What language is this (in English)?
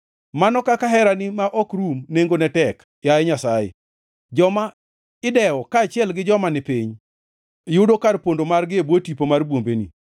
Luo (Kenya and Tanzania)